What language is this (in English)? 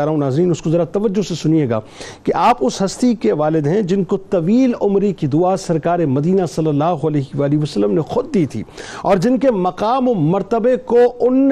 Urdu